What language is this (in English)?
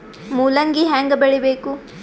Kannada